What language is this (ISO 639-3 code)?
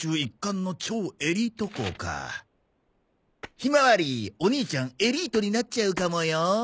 jpn